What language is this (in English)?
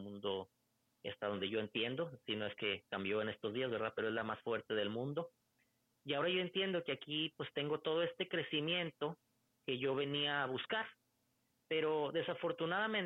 Spanish